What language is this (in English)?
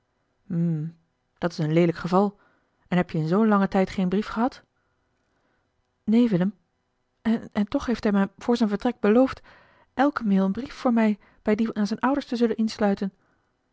Dutch